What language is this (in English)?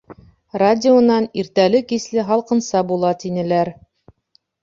Bashkir